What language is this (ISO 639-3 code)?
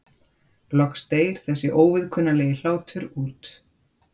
isl